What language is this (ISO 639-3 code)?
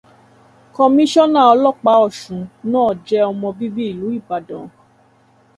yor